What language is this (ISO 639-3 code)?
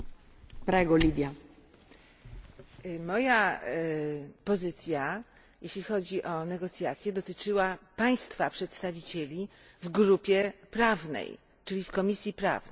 pol